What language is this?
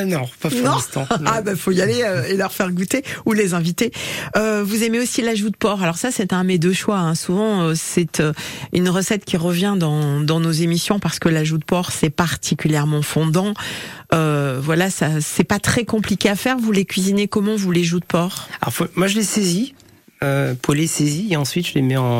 French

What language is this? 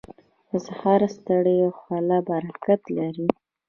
Pashto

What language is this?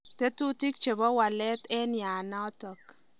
Kalenjin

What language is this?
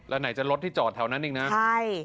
Thai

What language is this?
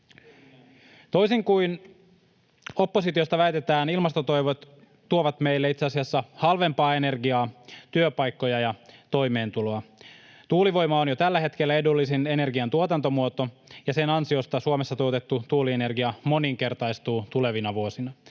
Finnish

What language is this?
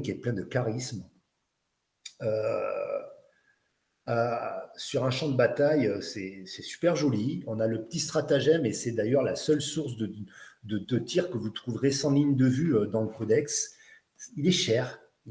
French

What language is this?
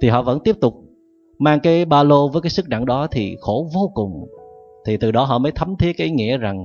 Vietnamese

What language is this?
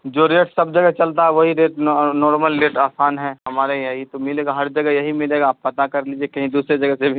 Urdu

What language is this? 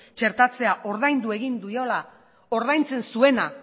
Basque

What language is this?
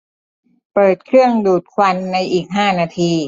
Thai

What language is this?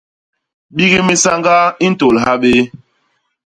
Basaa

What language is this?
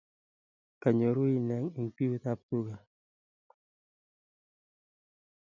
Kalenjin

